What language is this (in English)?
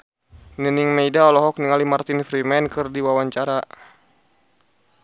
Sundanese